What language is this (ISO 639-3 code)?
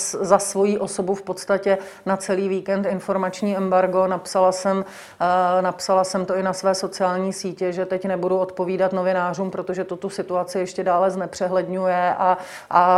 ces